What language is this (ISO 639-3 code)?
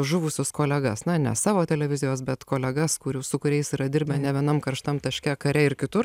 lit